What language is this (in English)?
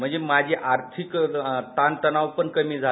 Marathi